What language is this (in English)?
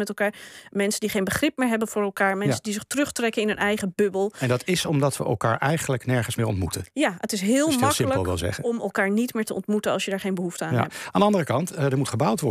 Dutch